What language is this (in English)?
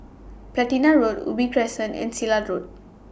English